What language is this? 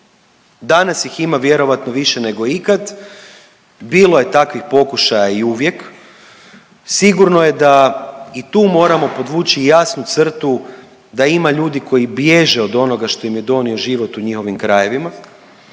Croatian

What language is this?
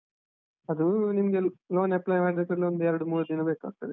Kannada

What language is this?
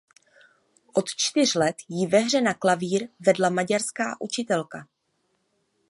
Czech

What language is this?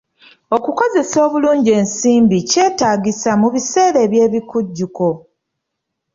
Ganda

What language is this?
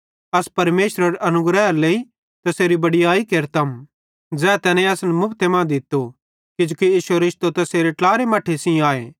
Bhadrawahi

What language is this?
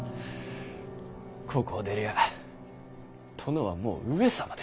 Japanese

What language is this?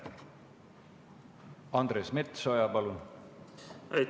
Estonian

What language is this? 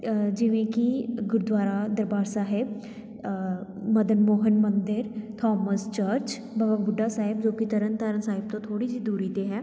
Punjabi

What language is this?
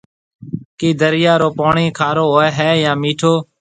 Marwari (Pakistan)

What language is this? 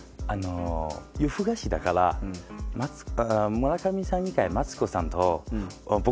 Japanese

